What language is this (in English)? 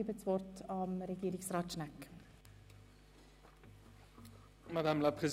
Swiss German